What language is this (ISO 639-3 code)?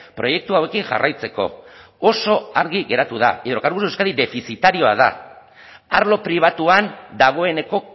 eus